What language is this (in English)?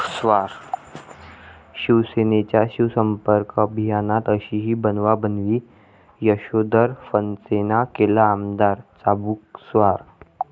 Marathi